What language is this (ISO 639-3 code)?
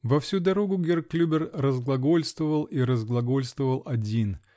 rus